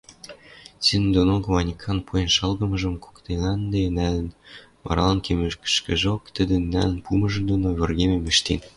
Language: Western Mari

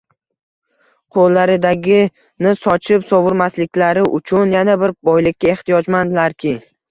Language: Uzbek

